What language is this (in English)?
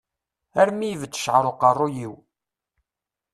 Kabyle